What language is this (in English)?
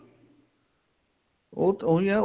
Punjabi